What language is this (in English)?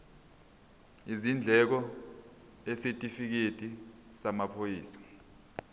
Zulu